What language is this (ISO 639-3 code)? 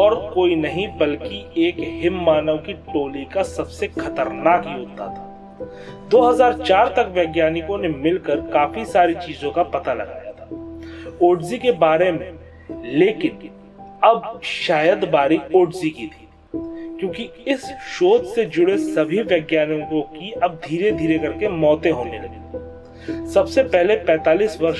hin